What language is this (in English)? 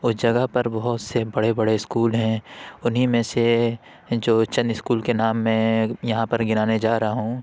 Urdu